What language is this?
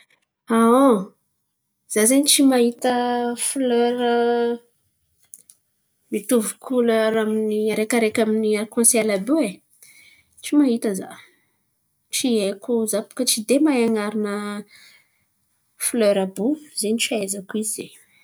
Antankarana Malagasy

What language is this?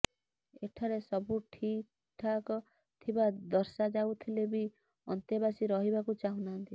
Odia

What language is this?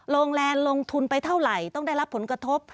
Thai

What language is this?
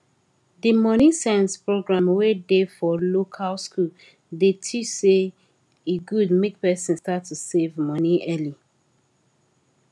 Nigerian Pidgin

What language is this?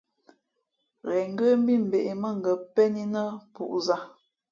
Fe'fe'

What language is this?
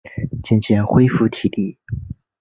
Chinese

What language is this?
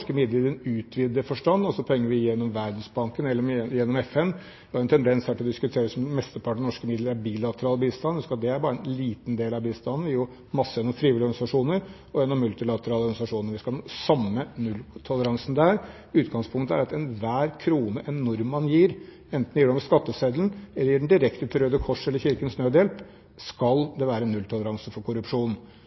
Norwegian Bokmål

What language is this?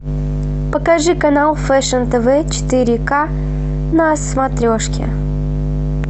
Russian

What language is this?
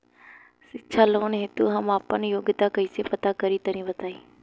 Bhojpuri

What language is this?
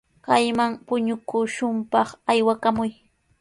Sihuas Ancash Quechua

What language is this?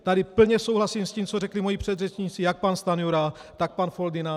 Czech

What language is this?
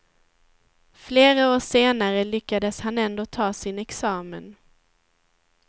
Swedish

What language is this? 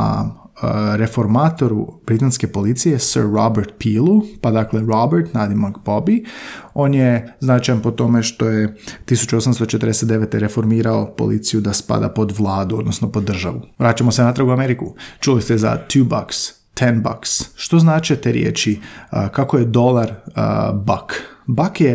Croatian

